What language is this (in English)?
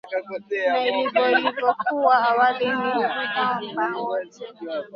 Swahili